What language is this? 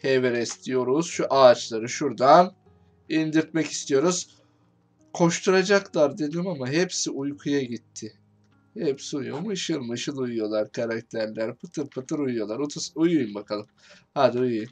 Turkish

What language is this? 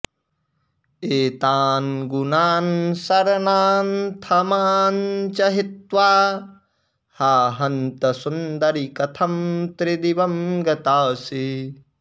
Sanskrit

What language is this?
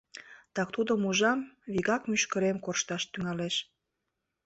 Mari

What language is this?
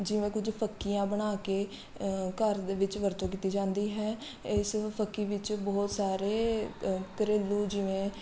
Punjabi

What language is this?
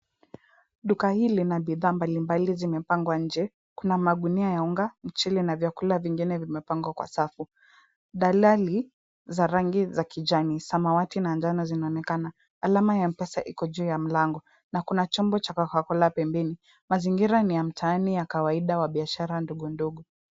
Swahili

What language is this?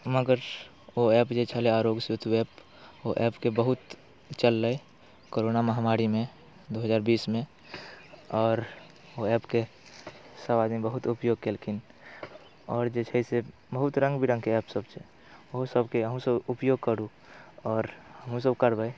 Maithili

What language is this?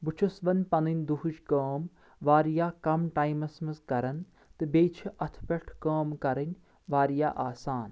Kashmiri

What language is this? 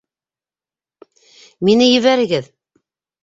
Bashkir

